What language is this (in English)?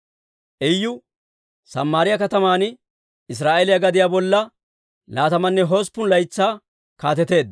Dawro